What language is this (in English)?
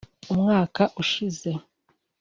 Kinyarwanda